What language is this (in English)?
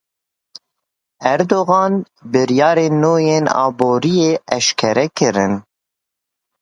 Kurdish